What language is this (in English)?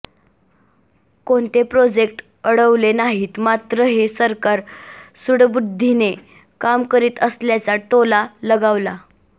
Marathi